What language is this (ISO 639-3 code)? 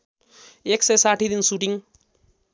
nep